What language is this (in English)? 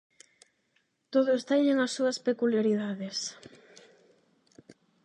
Galician